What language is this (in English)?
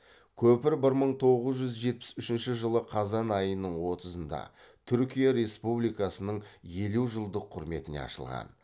Kazakh